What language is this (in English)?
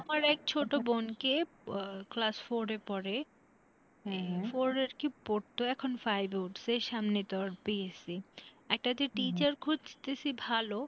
Bangla